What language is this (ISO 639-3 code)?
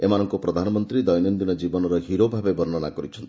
ori